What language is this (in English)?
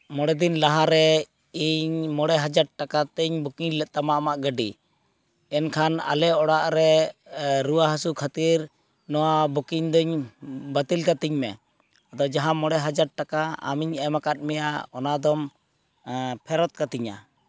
Santali